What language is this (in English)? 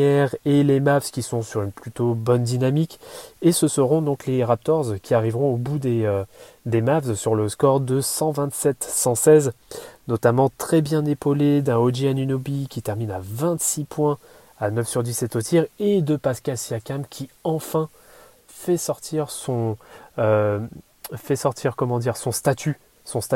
French